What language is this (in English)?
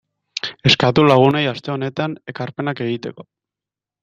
Basque